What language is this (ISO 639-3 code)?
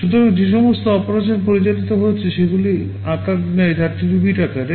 ben